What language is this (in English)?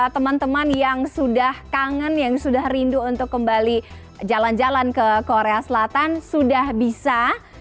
Indonesian